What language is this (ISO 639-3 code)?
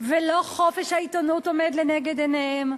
heb